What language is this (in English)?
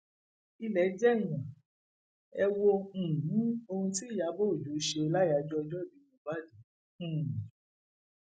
Yoruba